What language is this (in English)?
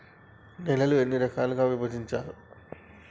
Telugu